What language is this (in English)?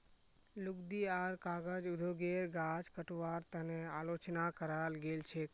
Magahi